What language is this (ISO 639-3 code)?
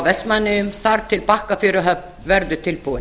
isl